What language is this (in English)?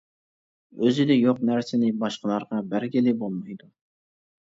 Uyghur